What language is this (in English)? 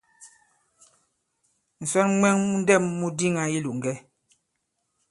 Bankon